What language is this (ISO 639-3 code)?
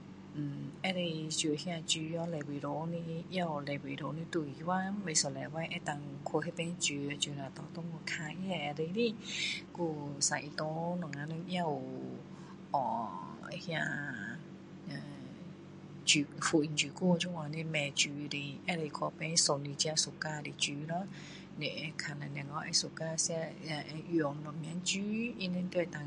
cdo